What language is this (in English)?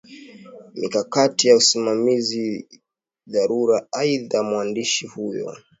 Swahili